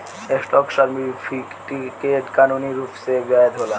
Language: Bhojpuri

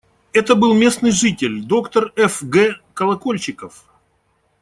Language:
Russian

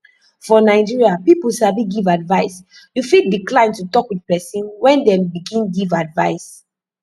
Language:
Nigerian Pidgin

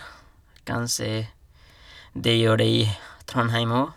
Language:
Norwegian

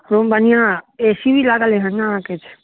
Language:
Maithili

